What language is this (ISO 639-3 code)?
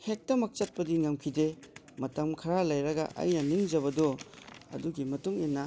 mni